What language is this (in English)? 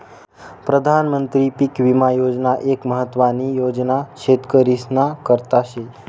Marathi